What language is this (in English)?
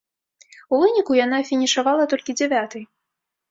Belarusian